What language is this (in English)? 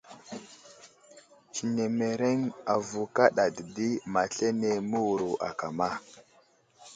Wuzlam